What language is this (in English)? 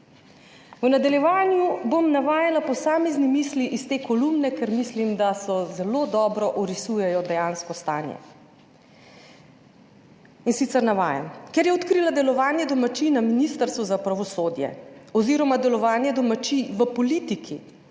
Slovenian